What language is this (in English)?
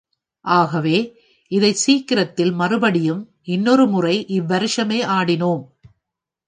Tamil